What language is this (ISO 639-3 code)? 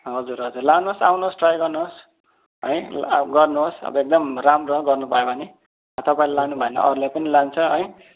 nep